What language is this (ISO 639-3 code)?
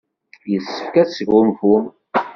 kab